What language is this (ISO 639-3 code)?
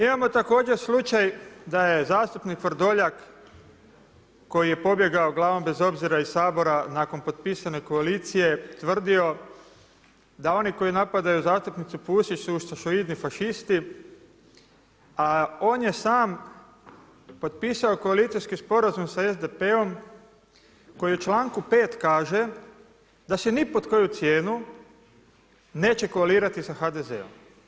hrv